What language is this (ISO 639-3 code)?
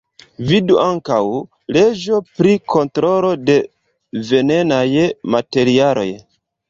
epo